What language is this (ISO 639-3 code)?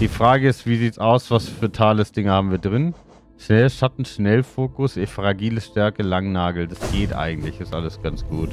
deu